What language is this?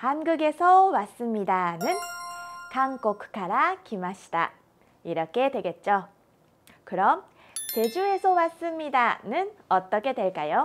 Korean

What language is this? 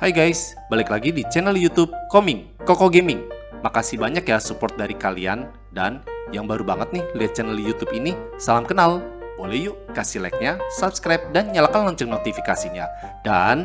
Indonesian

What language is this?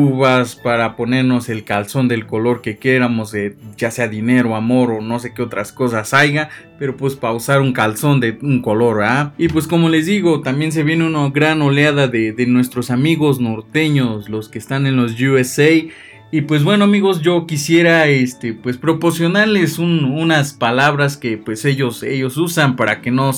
Spanish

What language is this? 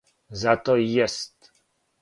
Serbian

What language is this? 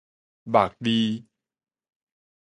Min Nan Chinese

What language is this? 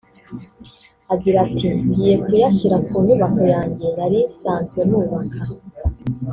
Kinyarwanda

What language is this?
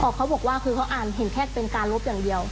Thai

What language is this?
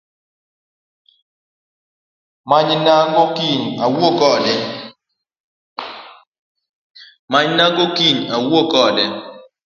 Luo (Kenya and Tanzania)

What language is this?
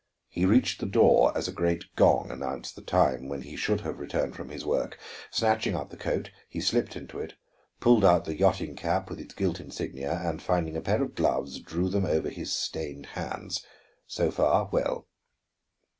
English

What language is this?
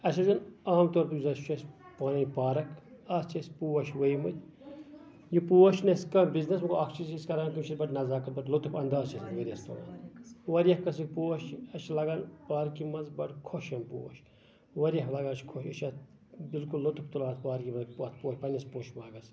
Kashmiri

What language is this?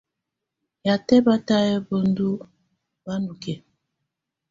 Tunen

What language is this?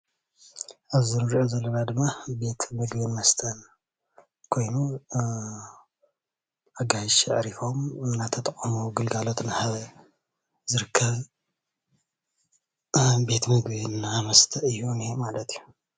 Tigrinya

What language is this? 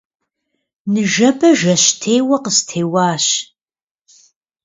Kabardian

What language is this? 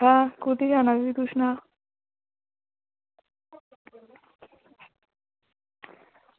Dogri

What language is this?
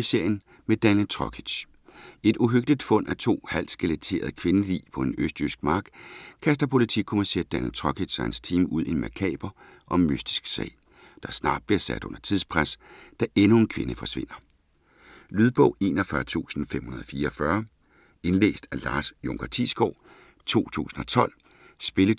Danish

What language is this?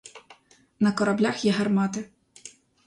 Ukrainian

